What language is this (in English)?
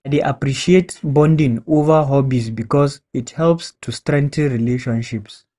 Nigerian Pidgin